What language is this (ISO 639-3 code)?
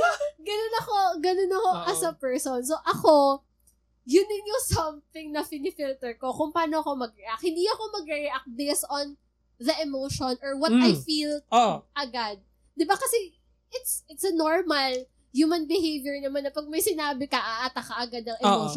fil